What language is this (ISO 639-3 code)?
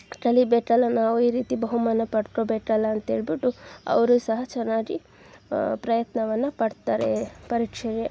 kan